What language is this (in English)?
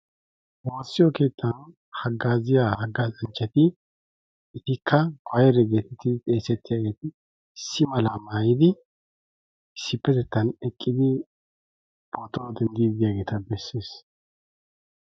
Wolaytta